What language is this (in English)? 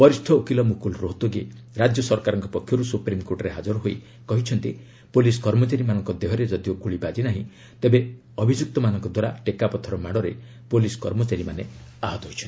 Odia